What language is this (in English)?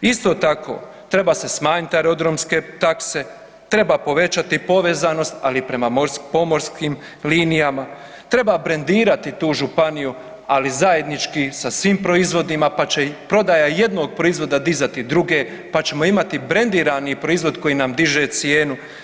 Croatian